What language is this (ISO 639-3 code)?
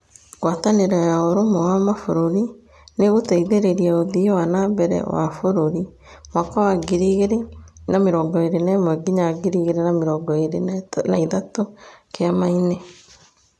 kik